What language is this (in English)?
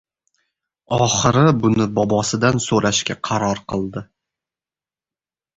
Uzbek